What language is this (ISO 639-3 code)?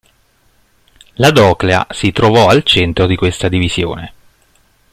ita